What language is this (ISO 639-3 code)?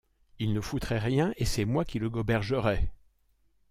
fra